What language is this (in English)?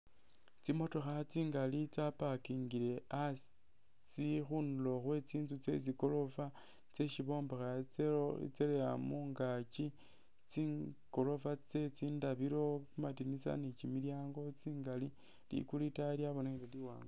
Masaaba